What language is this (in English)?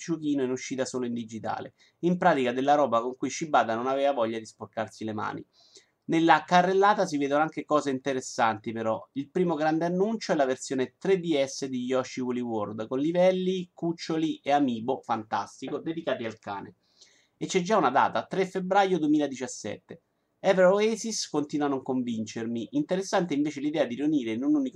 Italian